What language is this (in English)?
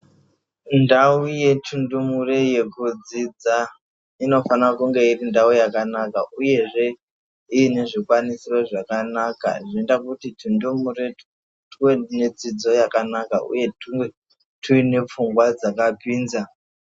Ndau